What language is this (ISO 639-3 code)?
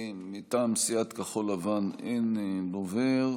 heb